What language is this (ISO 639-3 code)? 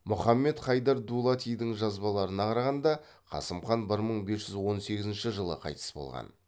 kaz